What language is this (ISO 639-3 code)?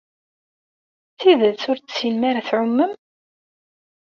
kab